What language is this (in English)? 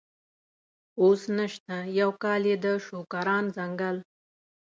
Pashto